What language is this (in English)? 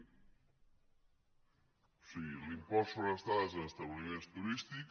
Catalan